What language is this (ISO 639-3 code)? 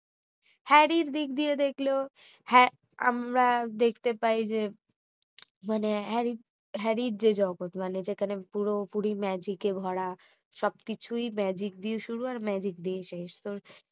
ben